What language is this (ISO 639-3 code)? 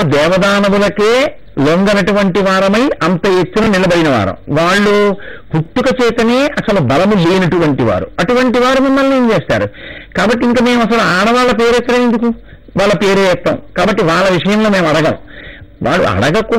tel